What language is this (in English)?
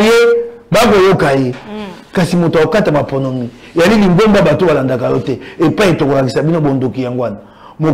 French